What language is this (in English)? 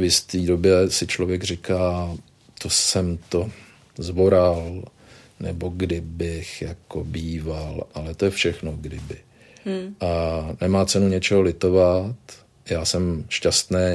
Czech